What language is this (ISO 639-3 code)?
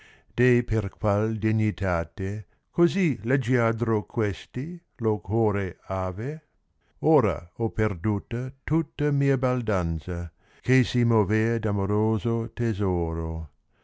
ita